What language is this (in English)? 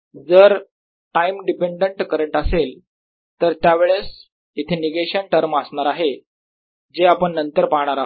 Marathi